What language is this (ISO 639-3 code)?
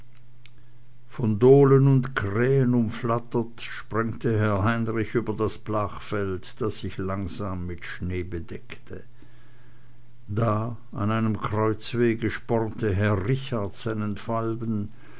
deu